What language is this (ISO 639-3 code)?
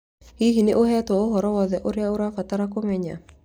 kik